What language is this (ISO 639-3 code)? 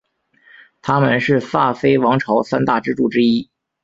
zho